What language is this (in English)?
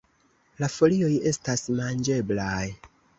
Esperanto